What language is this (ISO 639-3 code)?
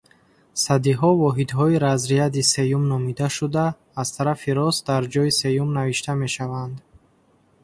tgk